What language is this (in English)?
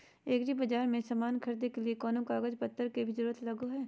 Magahi